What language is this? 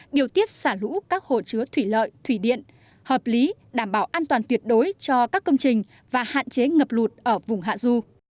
Vietnamese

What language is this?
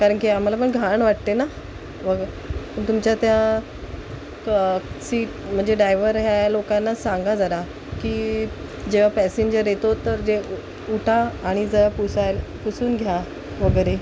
Marathi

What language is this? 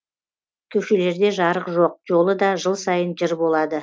Kazakh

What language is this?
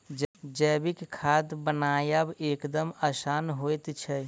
Maithili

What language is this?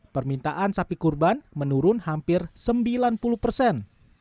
Indonesian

